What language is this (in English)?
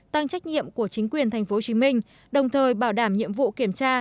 Vietnamese